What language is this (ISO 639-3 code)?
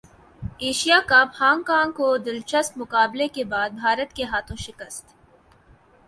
urd